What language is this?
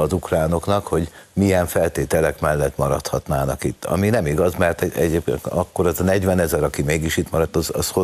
Hungarian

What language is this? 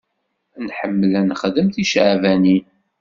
Kabyle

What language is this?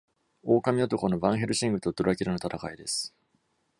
Japanese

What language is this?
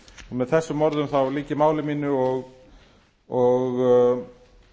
Icelandic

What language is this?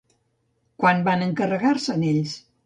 Catalan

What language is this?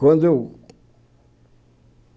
Portuguese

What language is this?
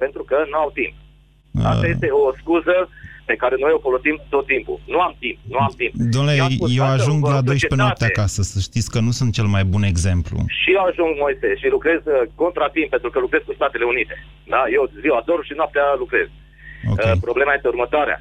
Romanian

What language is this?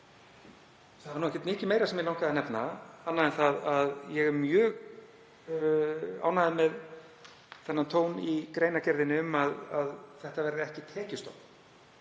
Icelandic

